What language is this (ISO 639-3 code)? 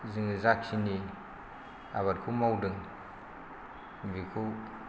brx